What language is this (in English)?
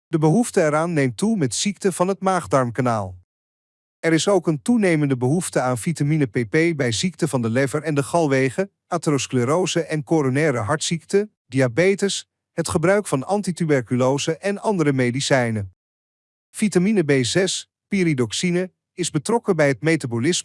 Dutch